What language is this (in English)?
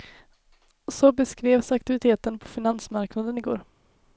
Swedish